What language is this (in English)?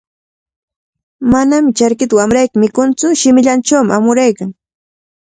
Cajatambo North Lima Quechua